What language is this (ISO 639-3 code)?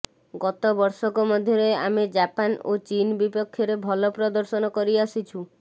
ori